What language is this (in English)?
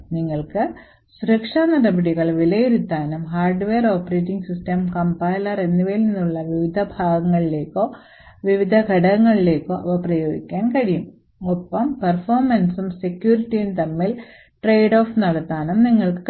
Malayalam